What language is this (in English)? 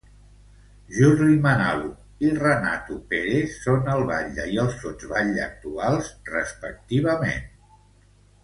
Catalan